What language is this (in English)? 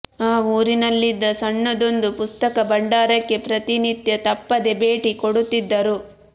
Kannada